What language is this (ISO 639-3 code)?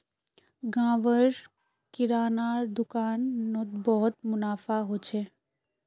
mag